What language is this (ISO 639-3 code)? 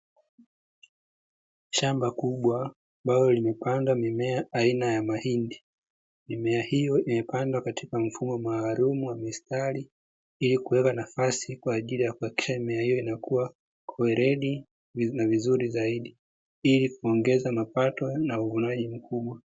swa